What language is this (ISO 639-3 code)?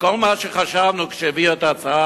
heb